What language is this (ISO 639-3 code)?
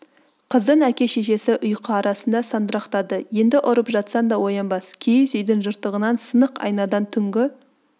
kaz